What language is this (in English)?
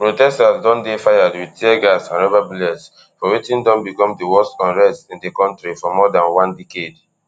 Nigerian Pidgin